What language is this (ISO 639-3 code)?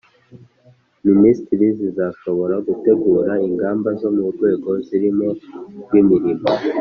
kin